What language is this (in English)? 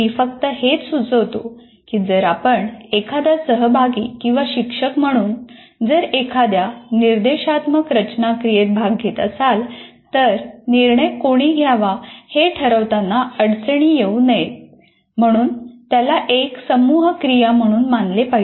Marathi